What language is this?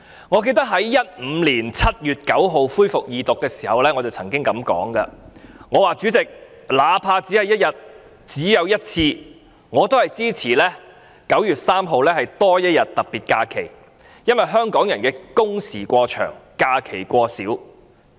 Cantonese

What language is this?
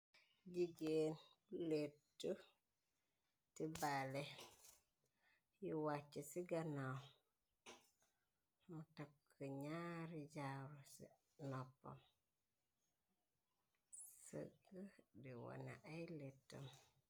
Wolof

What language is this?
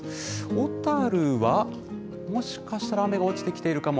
Japanese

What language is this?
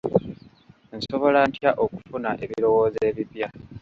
Ganda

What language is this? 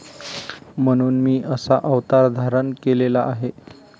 Marathi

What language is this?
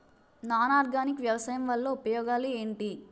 Telugu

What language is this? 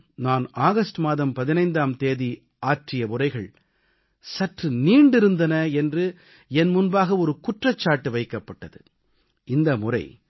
Tamil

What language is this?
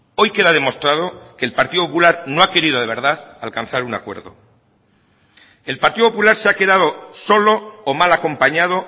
Spanish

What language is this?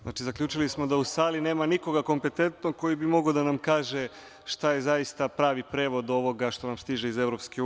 Serbian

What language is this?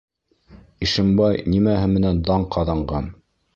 Bashkir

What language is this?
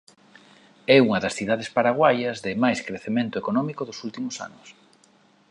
Galician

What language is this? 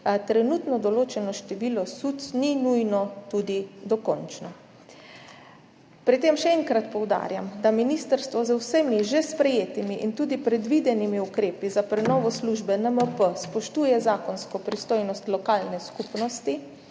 Slovenian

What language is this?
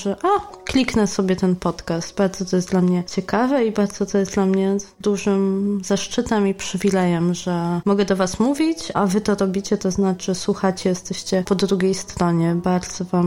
Polish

